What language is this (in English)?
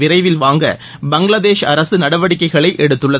Tamil